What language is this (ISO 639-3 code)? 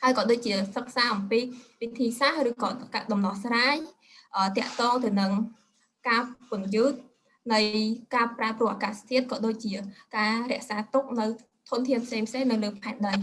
vie